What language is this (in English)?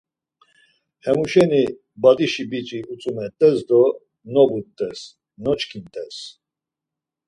Laz